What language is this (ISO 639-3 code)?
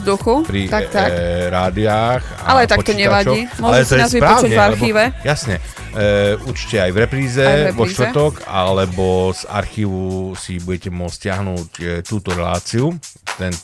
slk